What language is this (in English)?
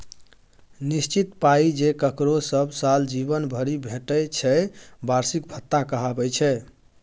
Maithili